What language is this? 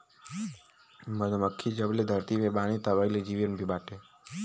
Bhojpuri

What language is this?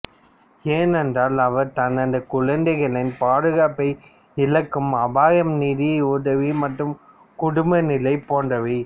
Tamil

